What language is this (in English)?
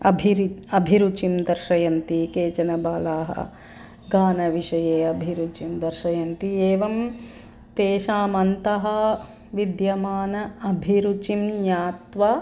Sanskrit